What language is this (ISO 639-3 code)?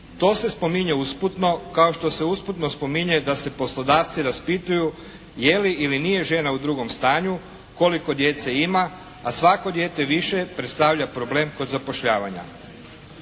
hrv